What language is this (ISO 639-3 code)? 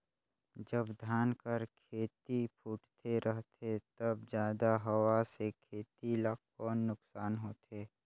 hne